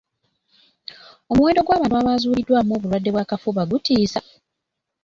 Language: Ganda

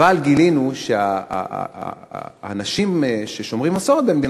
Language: Hebrew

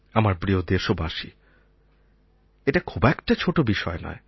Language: Bangla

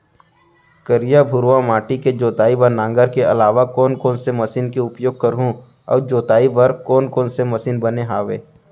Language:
Chhattisgarhi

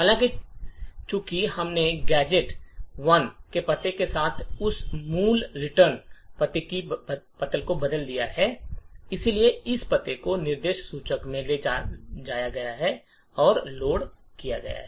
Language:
Hindi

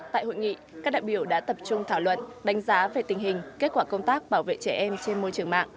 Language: Vietnamese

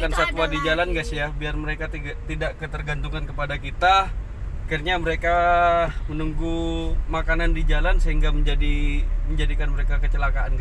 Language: Indonesian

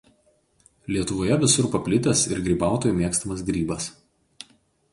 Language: Lithuanian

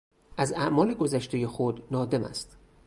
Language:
Persian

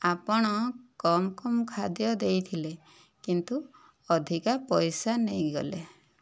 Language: Odia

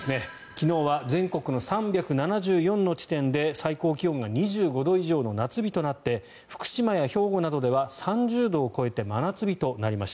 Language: Japanese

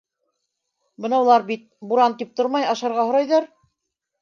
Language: Bashkir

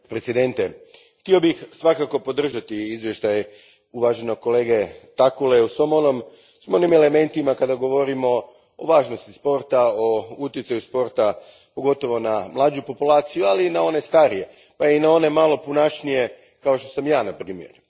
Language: Croatian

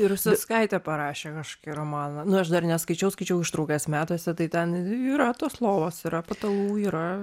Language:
Lithuanian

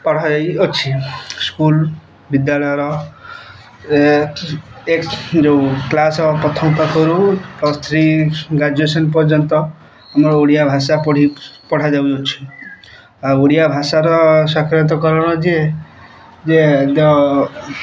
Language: Odia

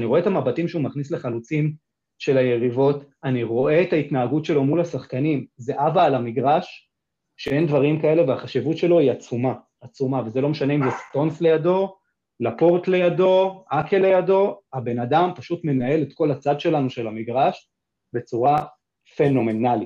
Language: Hebrew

